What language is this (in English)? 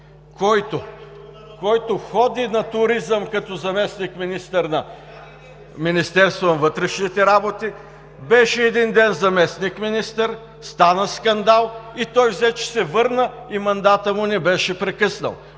Bulgarian